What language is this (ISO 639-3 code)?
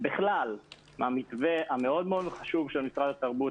heb